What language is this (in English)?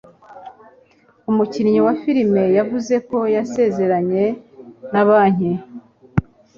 Kinyarwanda